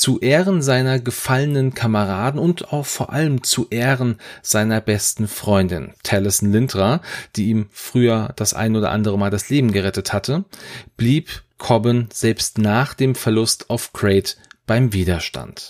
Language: German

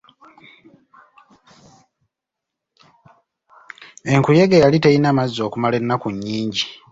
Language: Ganda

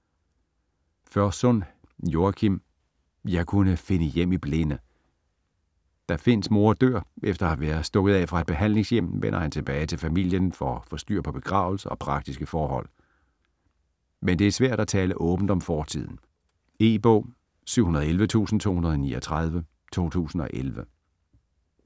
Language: Danish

